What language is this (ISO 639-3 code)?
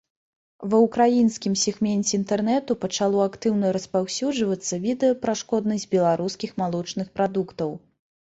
bel